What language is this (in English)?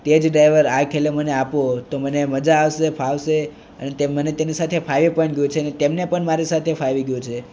Gujarati